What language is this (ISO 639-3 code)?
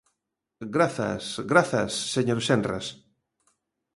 glg